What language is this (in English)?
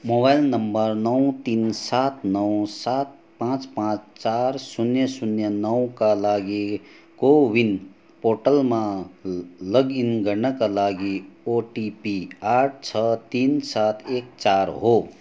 Nepali